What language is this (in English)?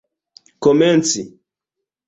Esperanto